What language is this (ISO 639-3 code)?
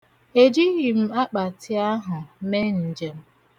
ibo